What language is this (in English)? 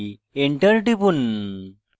Bangla